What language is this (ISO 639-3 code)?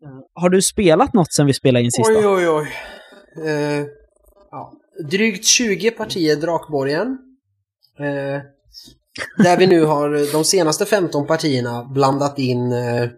swe